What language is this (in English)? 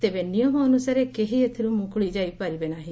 Odia